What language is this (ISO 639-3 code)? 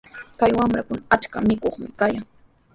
qws